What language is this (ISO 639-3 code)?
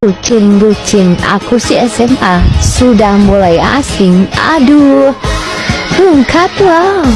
ind